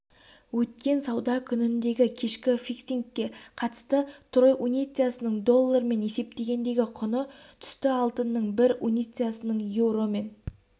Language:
Kazakh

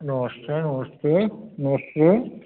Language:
Dogri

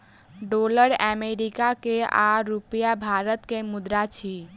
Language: Maithili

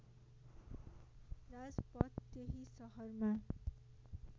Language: Nepali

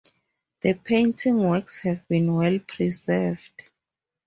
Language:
English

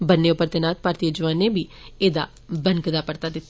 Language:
Dogri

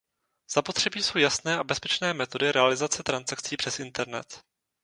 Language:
Czech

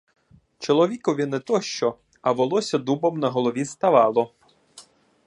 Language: Ukrainian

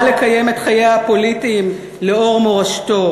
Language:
Hebrew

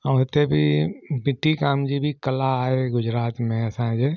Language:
Sindhi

